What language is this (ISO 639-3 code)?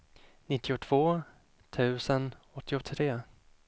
swe